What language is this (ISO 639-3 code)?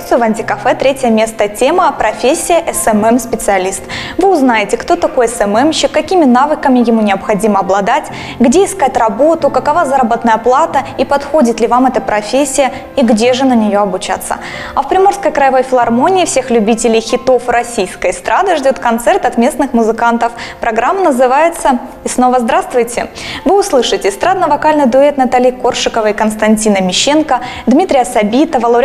rus